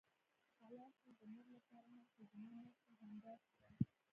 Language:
Pashto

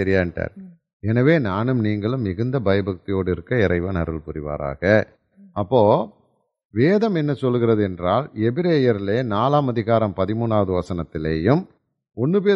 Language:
Tamil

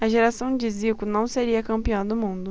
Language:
Portuguese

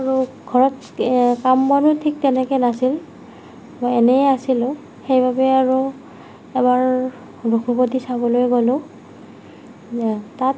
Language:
Assamese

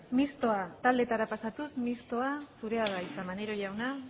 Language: Basque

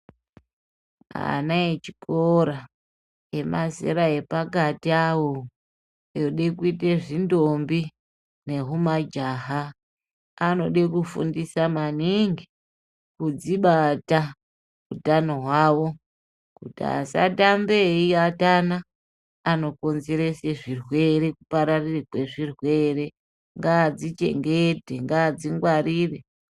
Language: Ndau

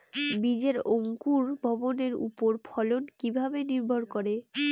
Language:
Bangla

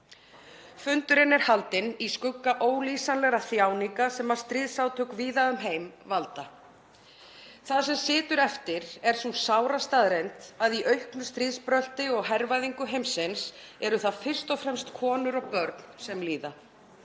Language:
Icelandic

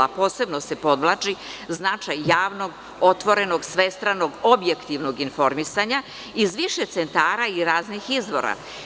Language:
Serbian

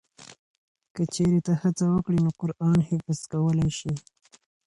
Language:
Pashto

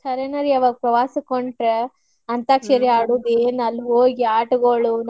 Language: Kannada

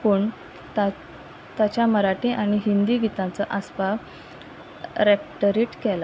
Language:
Konkani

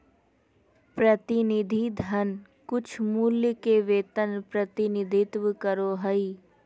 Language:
Magahi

